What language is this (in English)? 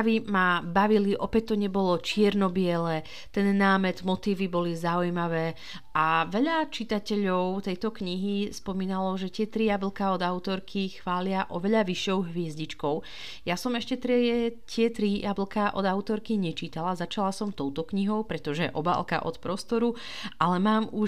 Slovak